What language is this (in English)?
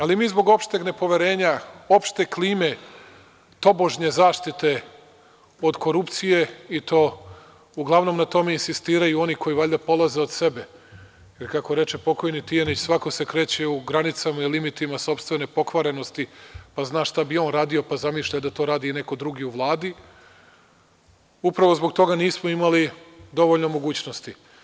Serbian